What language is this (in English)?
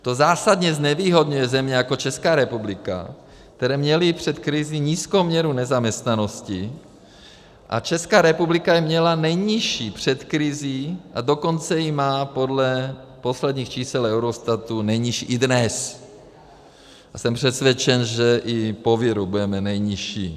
Czech